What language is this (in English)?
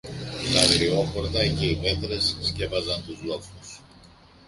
Greek